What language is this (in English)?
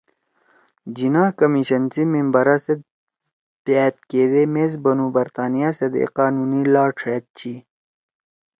Torwali